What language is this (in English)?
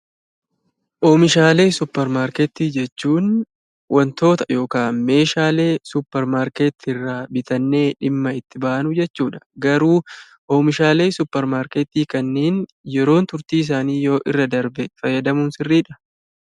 Oromo